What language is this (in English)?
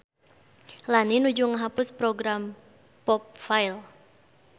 Sundanese